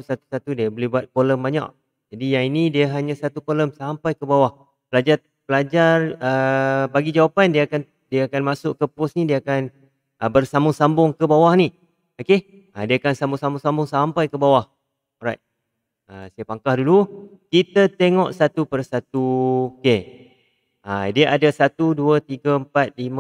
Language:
Malay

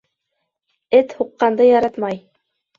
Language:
Bashkir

